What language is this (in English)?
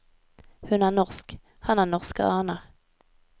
Norwegian